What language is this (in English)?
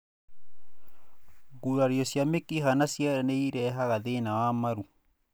Kikuyu